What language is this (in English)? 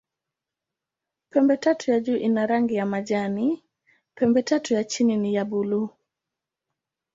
Swahili